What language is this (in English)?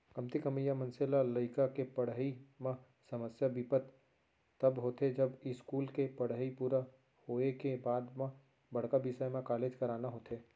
Chhattisgarhi